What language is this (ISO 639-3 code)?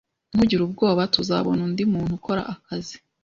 kin